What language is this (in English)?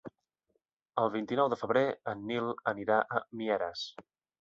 Catalan